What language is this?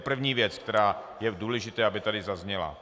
Czech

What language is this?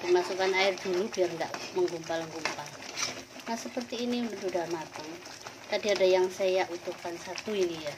Indonesian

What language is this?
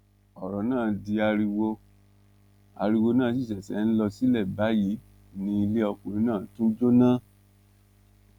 Yoruba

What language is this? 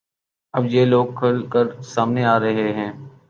Urdu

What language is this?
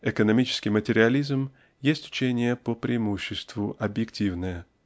Russian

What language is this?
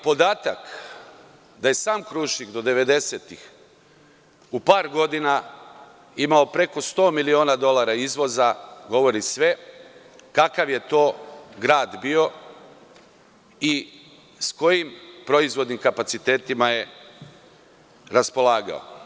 Serbian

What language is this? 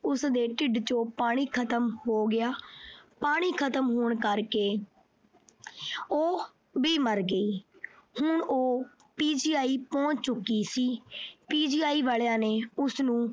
Punjabi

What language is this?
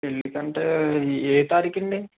Telugu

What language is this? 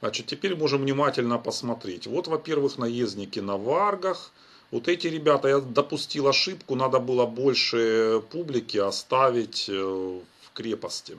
Russian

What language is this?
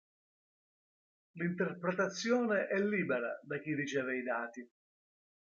Italian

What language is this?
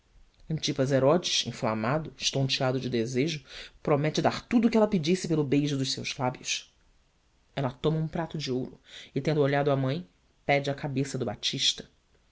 Portuguese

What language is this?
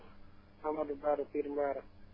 Wolof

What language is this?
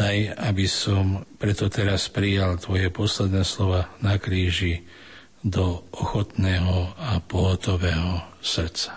Slovak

